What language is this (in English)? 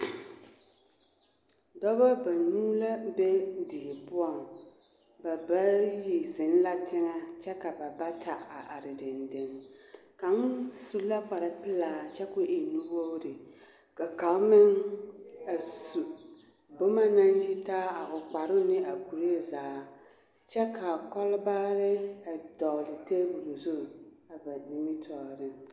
Southern Dagaare